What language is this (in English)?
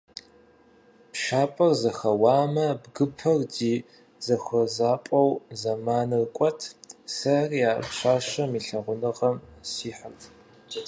Kabardian